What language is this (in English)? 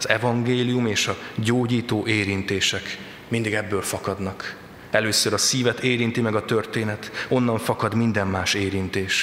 Hungarian